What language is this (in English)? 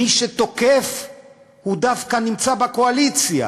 Hebrew